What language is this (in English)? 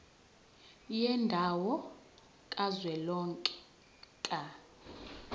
Zulu